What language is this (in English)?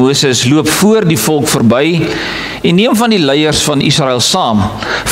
Dutch